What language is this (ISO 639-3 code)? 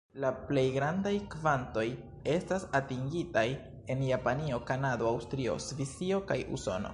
epo